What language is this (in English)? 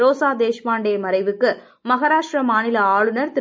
Tamil